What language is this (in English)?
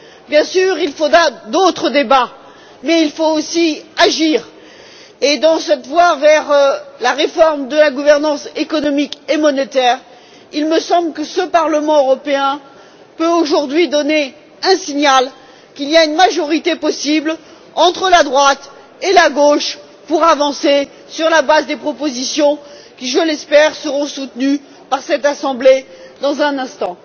French